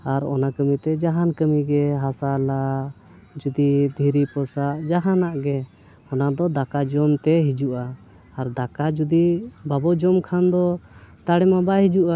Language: Santali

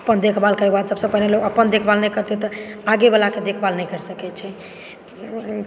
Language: Maithili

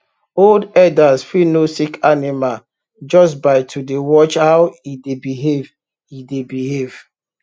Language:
Nigerian Pidgin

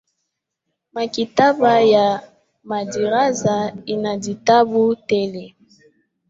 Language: Swahili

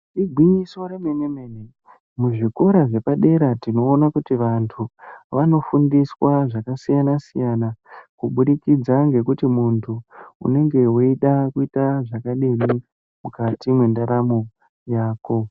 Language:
Ndau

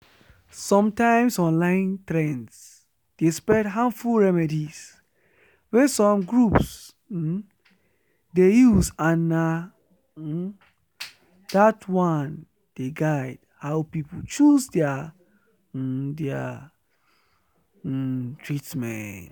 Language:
Nigerian Pidgin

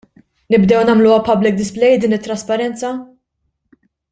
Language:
Maltese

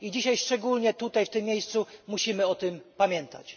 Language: Polish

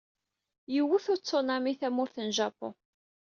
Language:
Kabyle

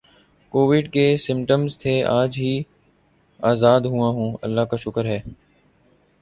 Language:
Urdu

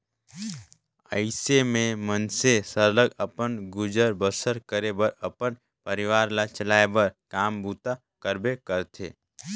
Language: Chhattisgarhi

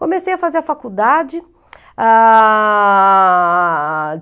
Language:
Portuguese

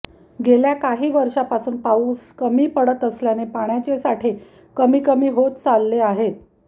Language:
Marathi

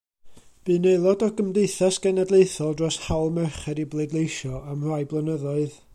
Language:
Welsh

